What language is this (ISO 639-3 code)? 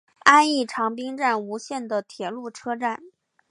zho